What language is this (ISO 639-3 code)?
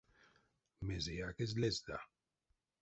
myv